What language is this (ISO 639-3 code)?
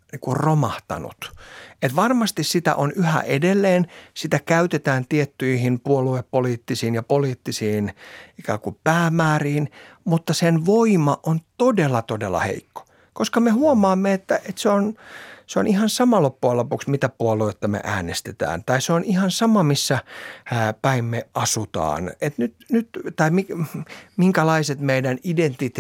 fin